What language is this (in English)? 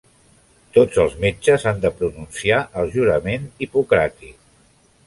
Catalan